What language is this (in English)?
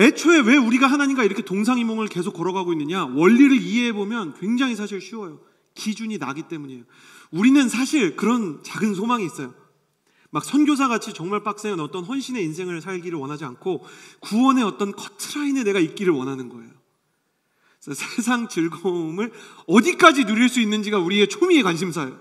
Korean